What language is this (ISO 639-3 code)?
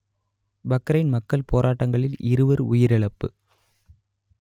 tam